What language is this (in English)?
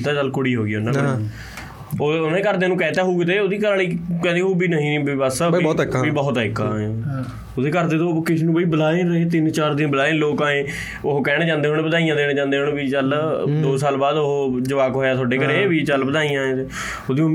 Punjabi